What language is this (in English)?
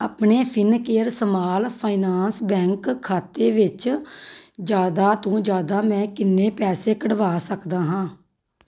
Punjabi